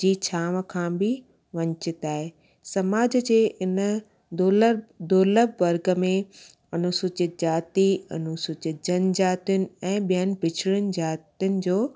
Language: Sindhi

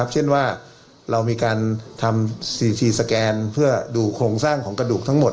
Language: Thai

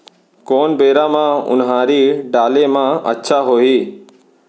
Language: Chhattisgarhi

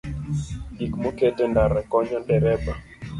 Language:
Luo (Kenya and Tanzania)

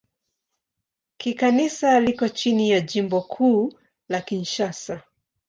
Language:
Swahili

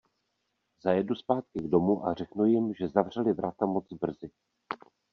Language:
Czech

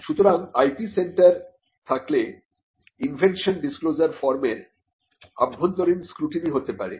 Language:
Bangla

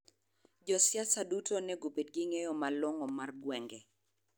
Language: Luo (Kenya and Tanzania)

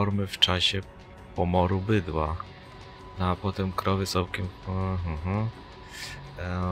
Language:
Polish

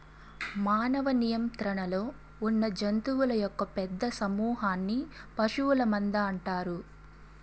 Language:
Telugu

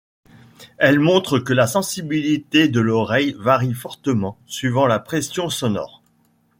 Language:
French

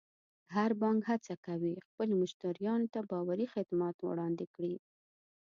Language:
Pashto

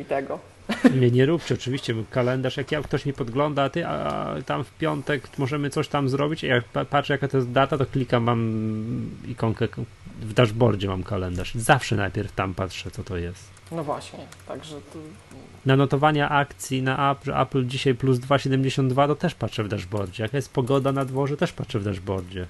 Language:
Polish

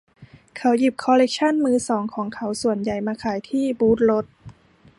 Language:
Thai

